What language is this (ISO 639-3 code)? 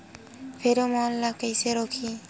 hne